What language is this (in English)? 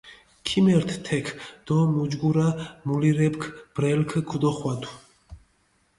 Mingrelian